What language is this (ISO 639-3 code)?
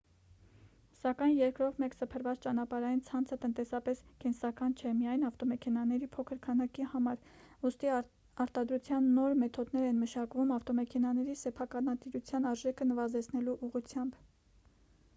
hye